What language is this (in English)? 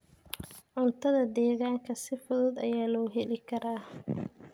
Somali